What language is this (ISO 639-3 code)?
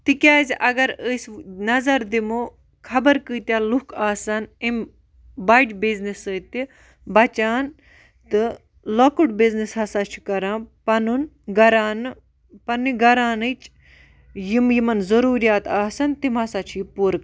kas